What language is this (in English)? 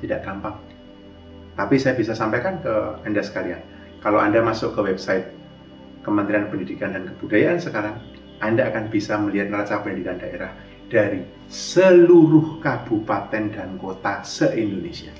Indonesian